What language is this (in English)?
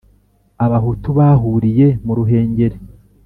Kinyarwanda